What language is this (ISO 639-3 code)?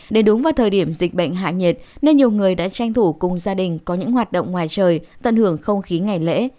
vie